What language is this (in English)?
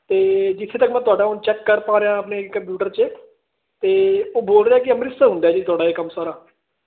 Punjabi